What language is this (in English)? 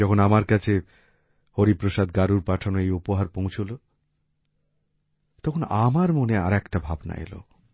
Bangla